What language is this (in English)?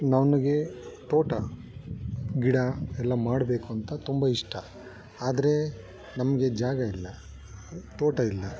Kannada